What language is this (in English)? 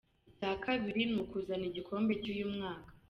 Kinyarwanda